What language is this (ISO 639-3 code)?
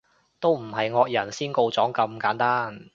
yue